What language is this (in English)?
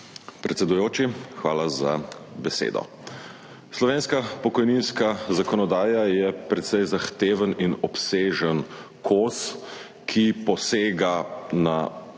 Slovenian